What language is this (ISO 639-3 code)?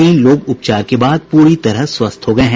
hin